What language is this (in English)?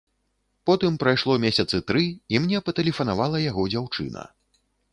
Belarusian